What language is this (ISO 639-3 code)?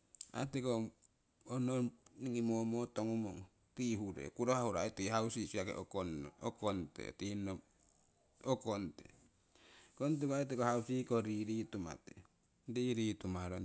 siw